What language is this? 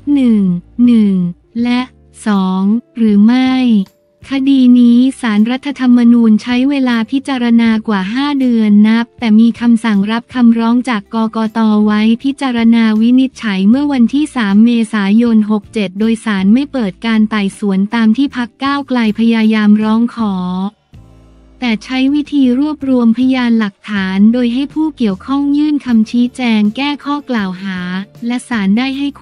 Thai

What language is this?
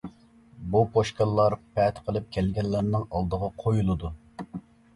Uyghur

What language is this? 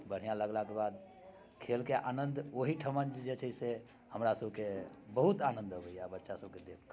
Maithili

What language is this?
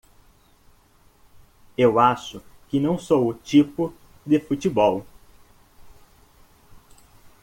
Portuguese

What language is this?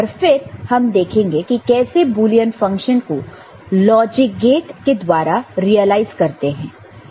Hindi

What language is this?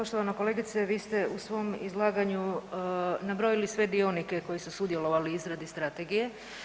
Croatian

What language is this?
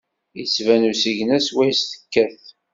Kabyle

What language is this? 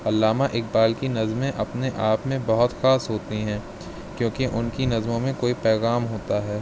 Urdu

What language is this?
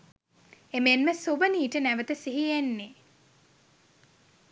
Sinhala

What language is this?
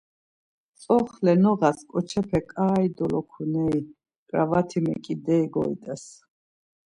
Laz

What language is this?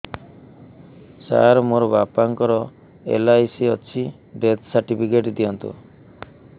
Odia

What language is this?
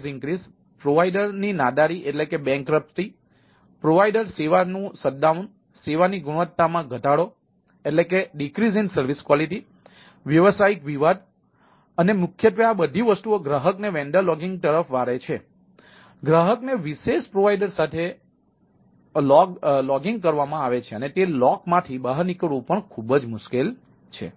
Gujarati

